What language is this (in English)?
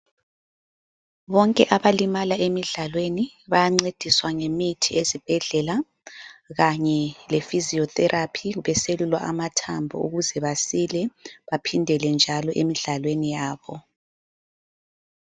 North Ndebele